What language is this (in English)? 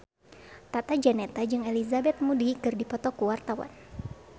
Sundanese